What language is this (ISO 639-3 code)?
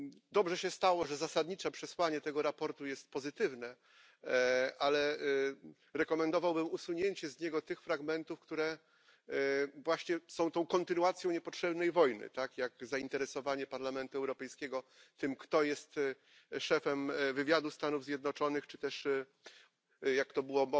pol